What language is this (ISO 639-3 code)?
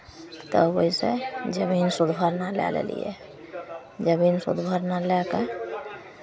mai